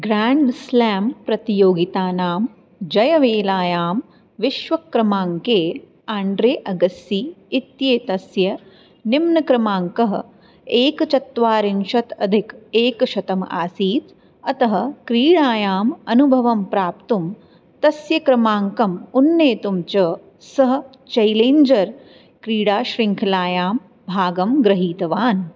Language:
Sanskrit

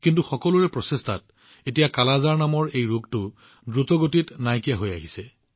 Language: Assamese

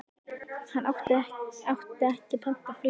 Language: Icelandic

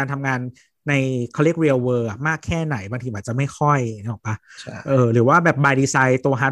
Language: Thai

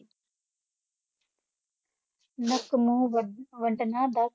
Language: Punjabi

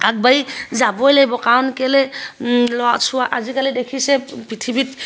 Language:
Assamese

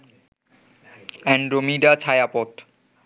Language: Bangla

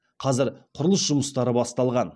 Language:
Kazakh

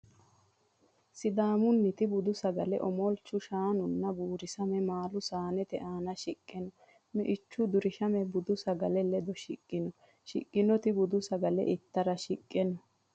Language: Sidamo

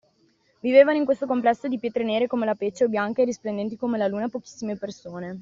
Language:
Italian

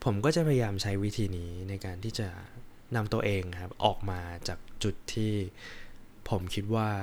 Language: Thai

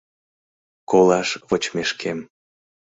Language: Mari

